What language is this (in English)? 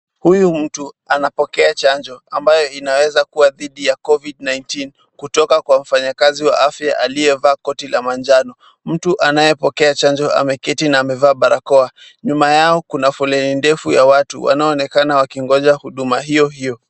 Swahili